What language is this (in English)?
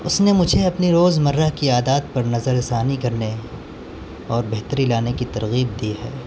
Urdu